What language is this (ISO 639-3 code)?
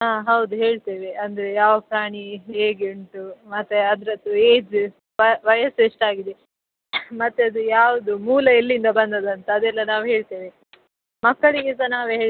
kan